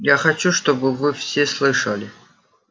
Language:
Russian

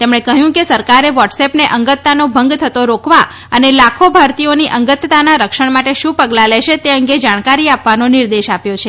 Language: Gujarati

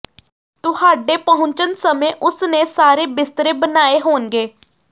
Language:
Punjabi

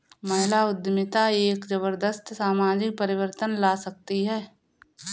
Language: Hindi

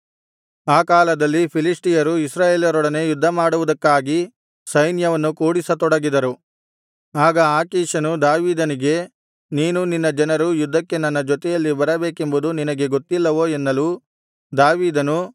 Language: Kannada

